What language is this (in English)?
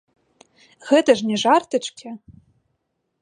Belarusian